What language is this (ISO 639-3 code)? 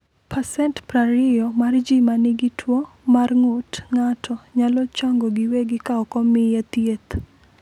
luo